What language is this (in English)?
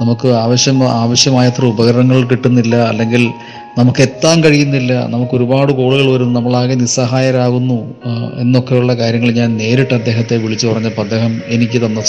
Malayalam